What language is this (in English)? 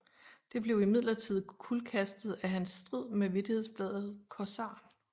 Danish